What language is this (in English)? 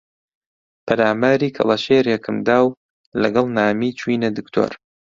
Central Kurdish